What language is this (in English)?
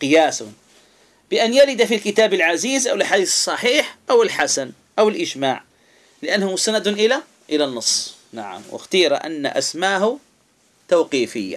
Arabic